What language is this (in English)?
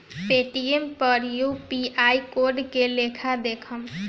Bhojpuri